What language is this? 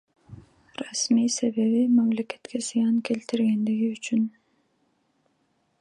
Kyrgyz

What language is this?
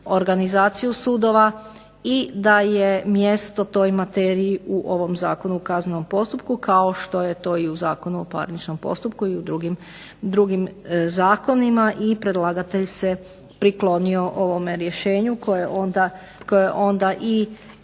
Croatian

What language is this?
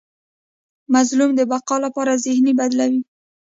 Pashto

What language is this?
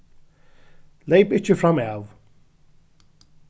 Faroese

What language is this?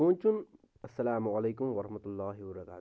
Kashmiri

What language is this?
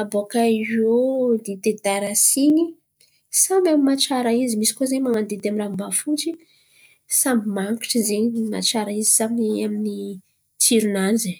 Antankarana Malagasy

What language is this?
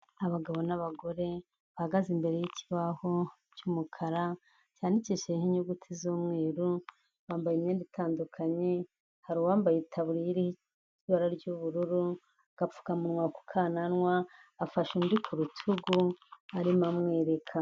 Kinyarwanda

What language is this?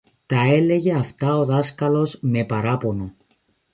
Greek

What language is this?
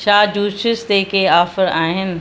Sindhi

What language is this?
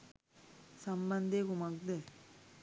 Sinhala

